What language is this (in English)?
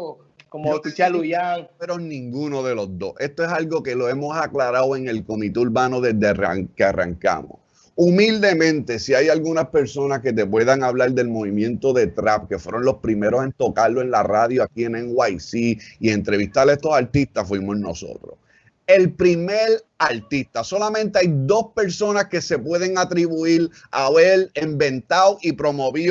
Spanish